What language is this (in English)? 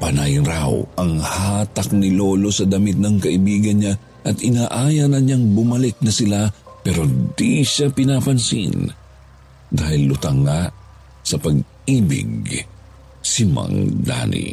Filipino